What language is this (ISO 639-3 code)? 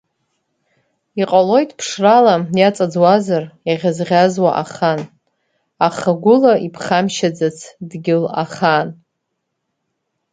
abk